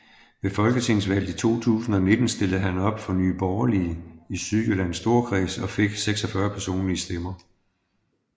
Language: Danish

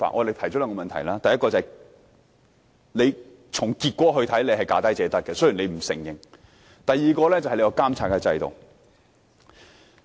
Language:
Cantonese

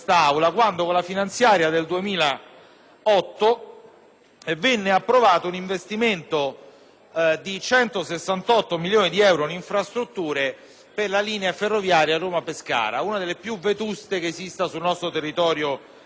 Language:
Italian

